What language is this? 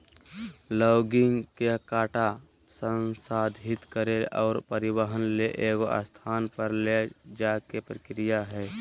Magahi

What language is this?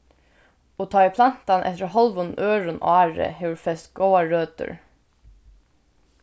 Faroese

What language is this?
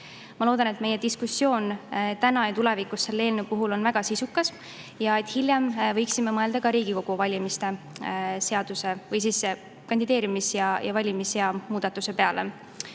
Estonian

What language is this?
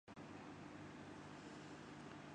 Urdu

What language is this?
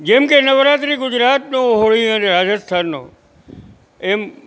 Gujarati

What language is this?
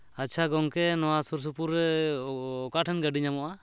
Santali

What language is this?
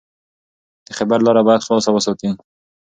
Pashto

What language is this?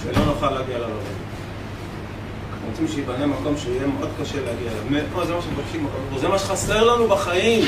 Hebrew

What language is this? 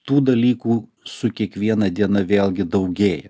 Lithuanian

